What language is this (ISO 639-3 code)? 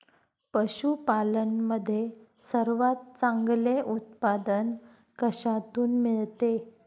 mar